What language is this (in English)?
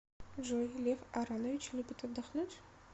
Russian